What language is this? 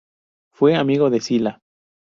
Spanish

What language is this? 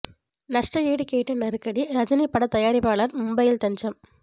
Tamil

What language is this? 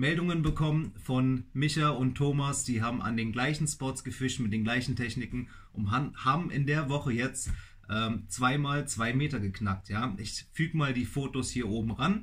German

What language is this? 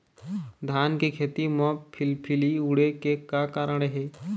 Chhattisgarhi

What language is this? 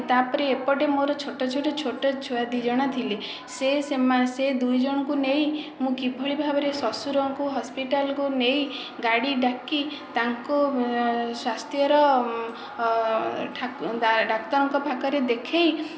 Odia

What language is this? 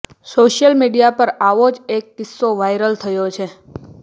Gujarati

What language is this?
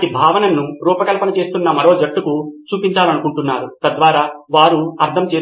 Telugu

